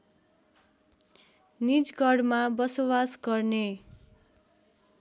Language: Nepali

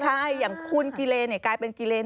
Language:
Thai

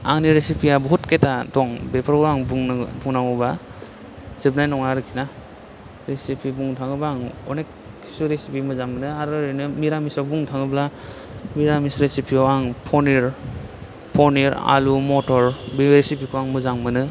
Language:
Bodo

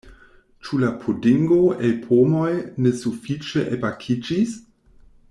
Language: Esperanto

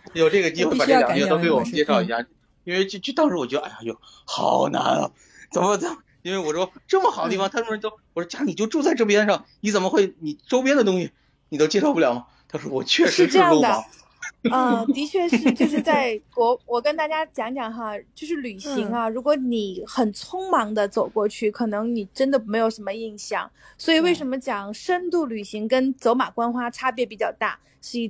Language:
Chinese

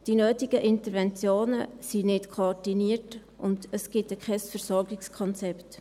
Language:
Swiss German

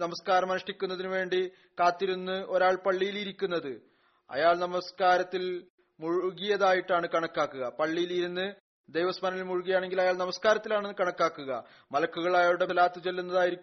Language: Malayalam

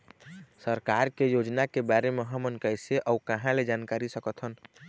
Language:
Chhattisgarhi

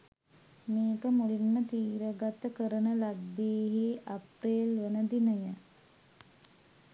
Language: Sinhala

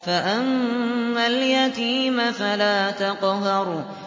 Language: Arabic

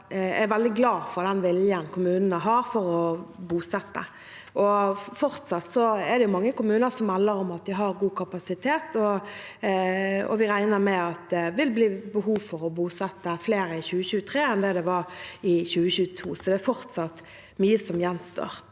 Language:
Norwegian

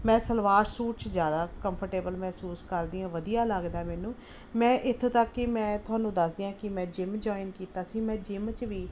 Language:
Punjabi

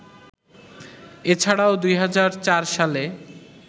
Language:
Bangla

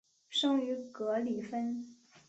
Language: Chinese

